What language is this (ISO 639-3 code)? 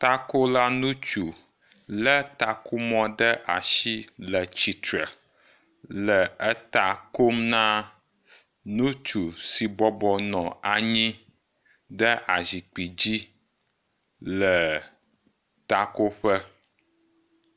ewe